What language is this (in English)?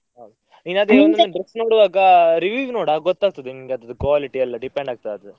Kannada